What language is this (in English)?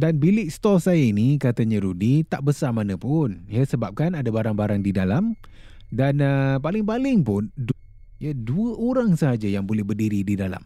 Malay